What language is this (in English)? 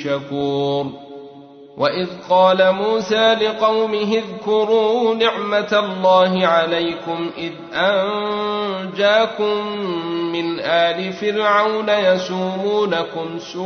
Arabic